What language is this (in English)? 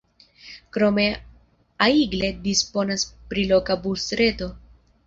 Esperanto